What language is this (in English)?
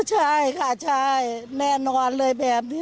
Thai